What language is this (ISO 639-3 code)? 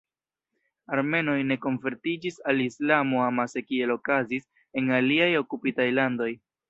epo